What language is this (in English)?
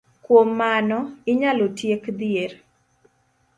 Luo (Kenya and Tanzania)